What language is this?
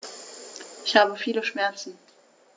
German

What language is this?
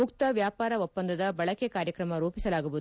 Kannada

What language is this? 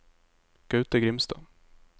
Norwegian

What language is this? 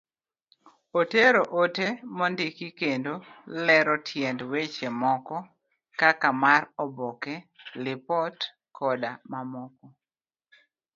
Luo (Kenya and Tanzania)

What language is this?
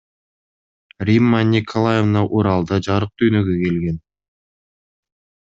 Kyrgyz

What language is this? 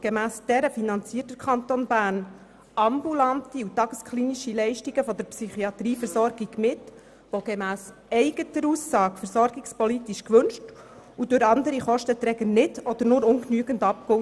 Swiss German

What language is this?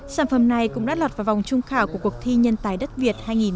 Vietnamese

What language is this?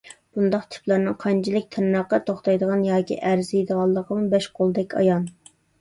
Uyghur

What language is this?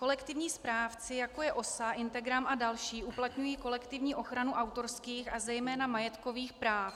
Czech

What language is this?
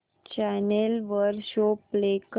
Marathi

